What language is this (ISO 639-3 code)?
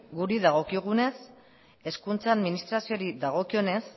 eus